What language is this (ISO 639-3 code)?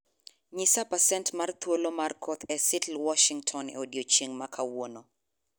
luo